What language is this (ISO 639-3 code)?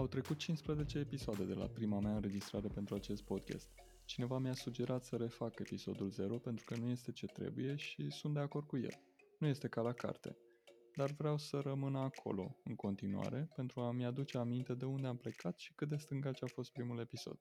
ron